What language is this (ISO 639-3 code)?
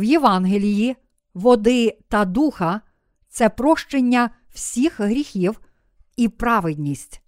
ukr